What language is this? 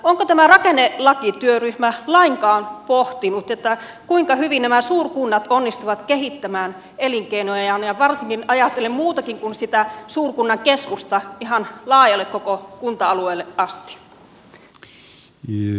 Finnish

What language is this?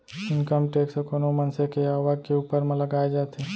Chhattisgarhi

